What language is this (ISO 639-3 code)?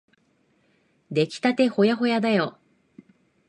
jpn